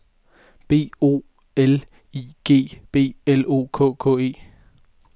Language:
Danish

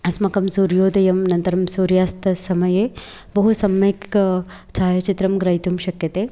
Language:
Sanskrit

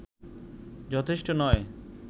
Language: Bangla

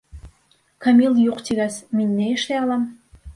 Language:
Bashkir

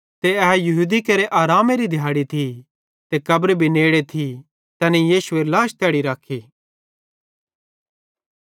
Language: Bhadrawahi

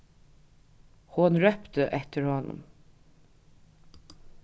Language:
Faroese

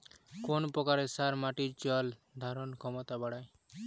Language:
Bangla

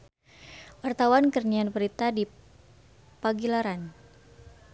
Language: Sundanese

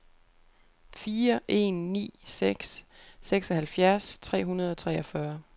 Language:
Danish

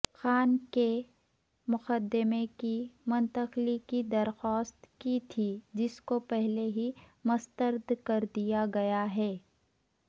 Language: Urdu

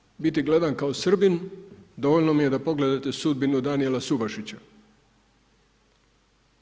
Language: Croatian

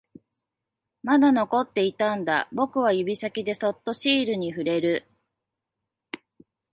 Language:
Japanese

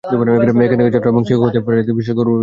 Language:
Bangla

